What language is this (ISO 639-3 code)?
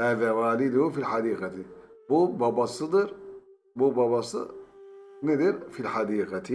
tur